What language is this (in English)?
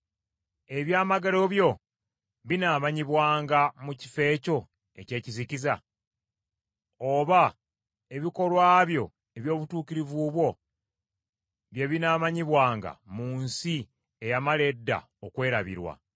Ganda